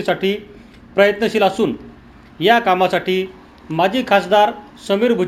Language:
Marathi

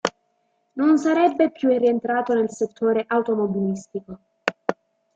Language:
Italian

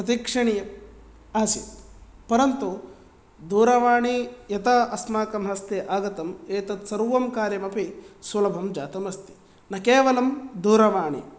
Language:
Sanskrit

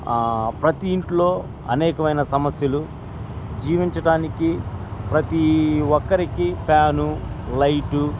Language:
Telugu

